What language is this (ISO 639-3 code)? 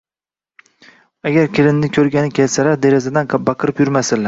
uzb